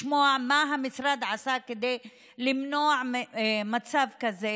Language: Hebrew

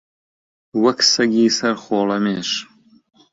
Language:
Central Kurdish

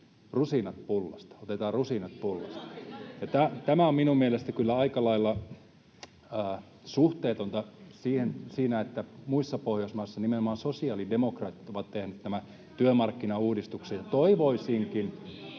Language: Finnish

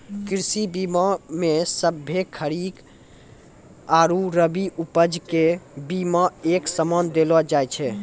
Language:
Maithili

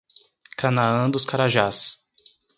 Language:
Portuguese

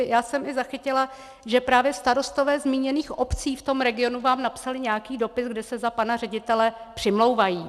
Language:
Czech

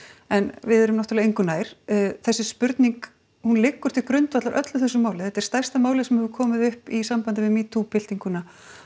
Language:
Icelandic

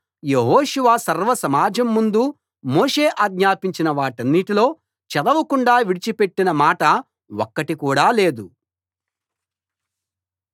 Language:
Telugu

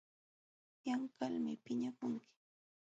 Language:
Jauja Wanca Quechua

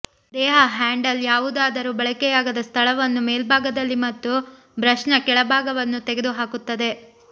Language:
Kannada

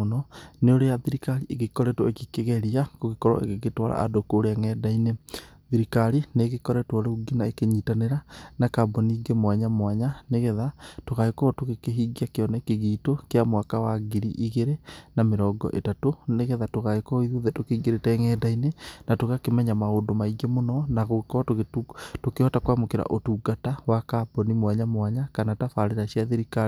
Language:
Kikuyu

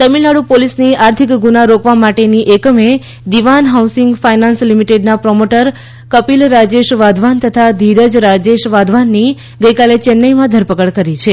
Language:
Gujarati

